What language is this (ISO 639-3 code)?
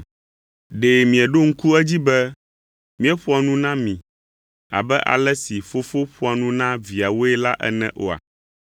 ewe